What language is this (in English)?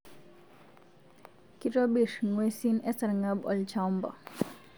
Masai